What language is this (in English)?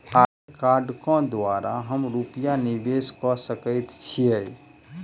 Maithili